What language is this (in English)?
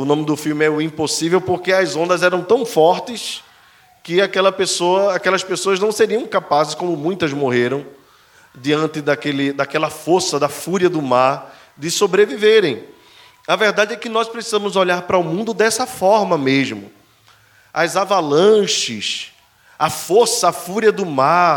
Portuguese